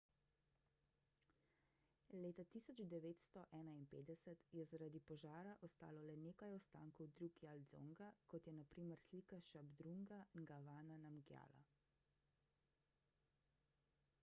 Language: Slovenian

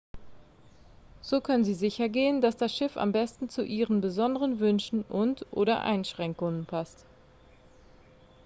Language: German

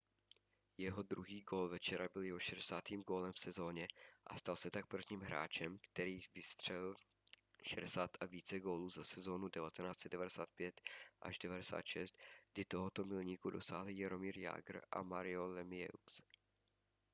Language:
Czech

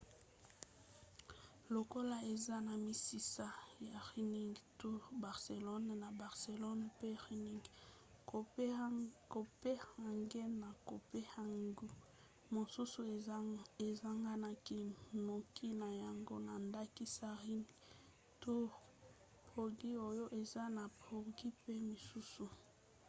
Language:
Lingala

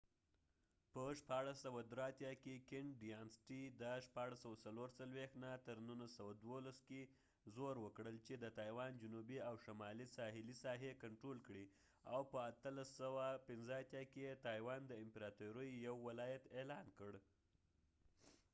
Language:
Pashto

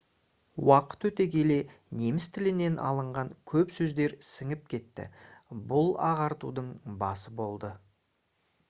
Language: Kazakh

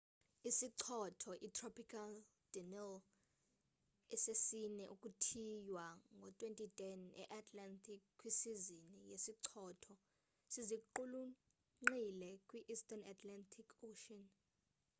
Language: Xhosa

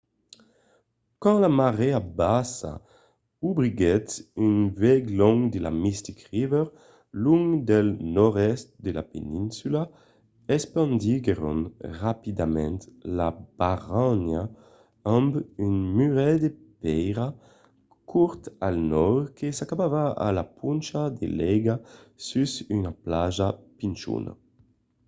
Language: Occitan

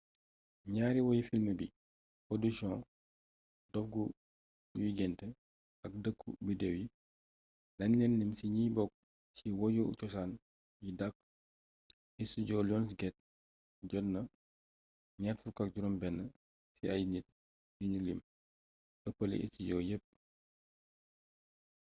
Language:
Wolof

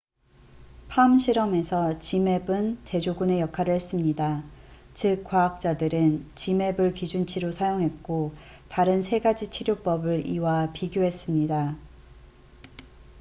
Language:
Korean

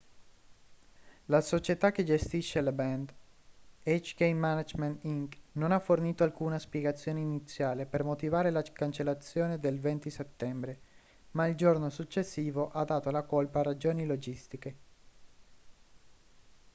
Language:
Italian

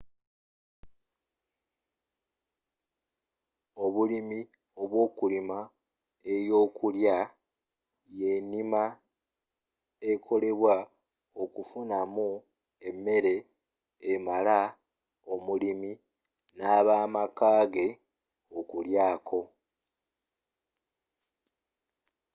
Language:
Ganda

